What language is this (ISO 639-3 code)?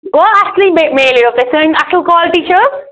kas